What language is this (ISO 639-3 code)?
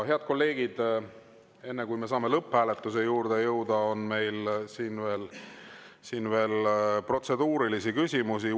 est